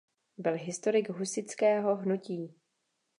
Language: Czech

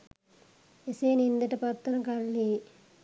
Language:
Sinhala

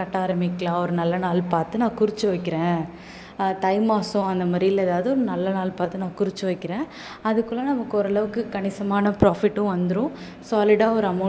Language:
Tamil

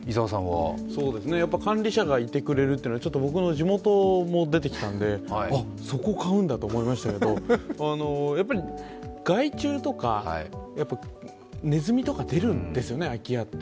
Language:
Japanese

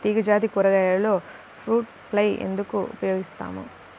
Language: Telugu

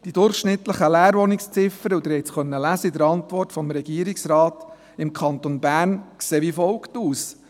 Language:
Swiss German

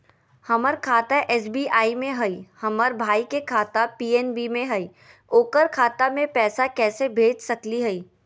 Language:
Magahi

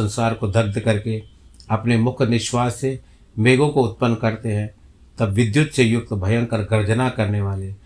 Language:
Hindi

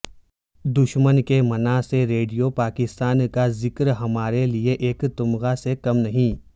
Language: Urdu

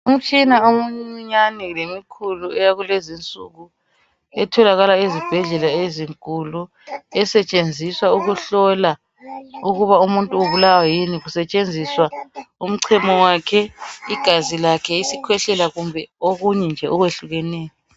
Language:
North Ndebele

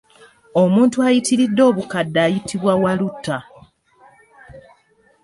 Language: Ganda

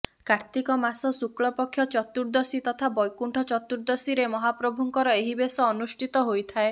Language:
Odia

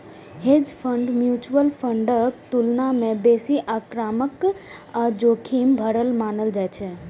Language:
Maithili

